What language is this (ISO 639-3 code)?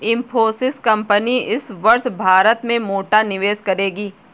hin